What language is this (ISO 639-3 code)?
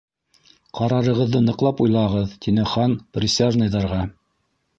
bak